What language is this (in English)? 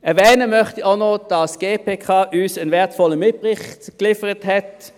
Swiss German